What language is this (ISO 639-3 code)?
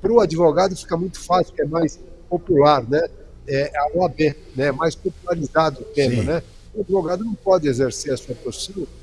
por